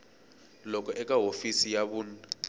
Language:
Tsonga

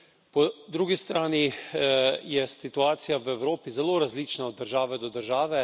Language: Slovenian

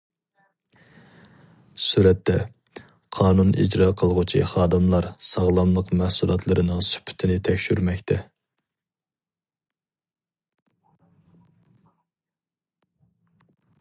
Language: Uyghur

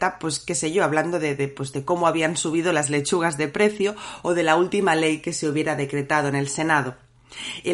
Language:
Spanish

